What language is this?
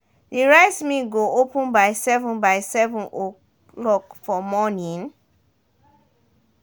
Nigerian Pidgin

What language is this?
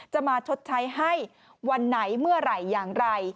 Thai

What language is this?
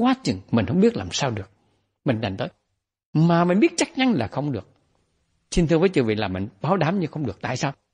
Vietnamese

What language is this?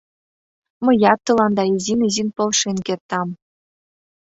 Mari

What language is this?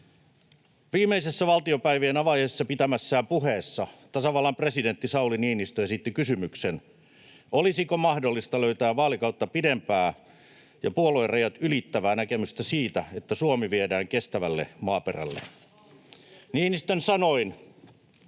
Finnish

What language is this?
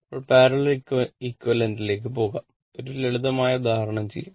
Malayalam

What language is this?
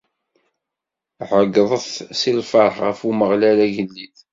Kabyle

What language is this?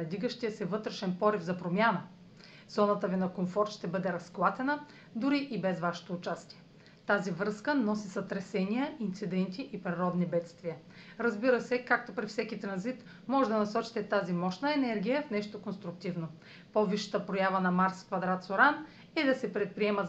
Bulgarian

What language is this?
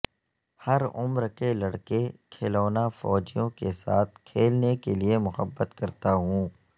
Urdu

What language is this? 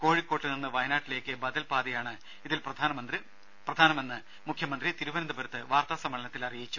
Malayalam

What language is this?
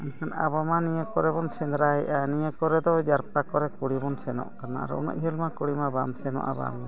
Santali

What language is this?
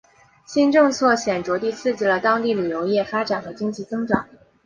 Chinese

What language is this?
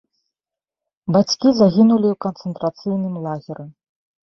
Belarusian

